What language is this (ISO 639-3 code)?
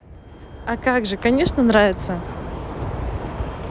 rus